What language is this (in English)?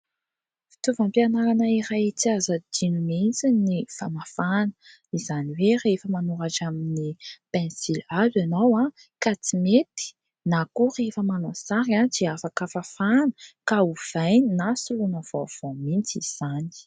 Malagasy